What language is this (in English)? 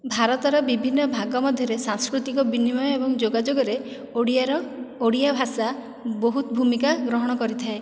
Odia